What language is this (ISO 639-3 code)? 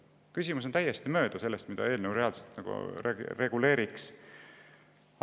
est